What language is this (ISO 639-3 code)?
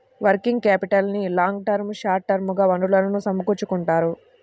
tel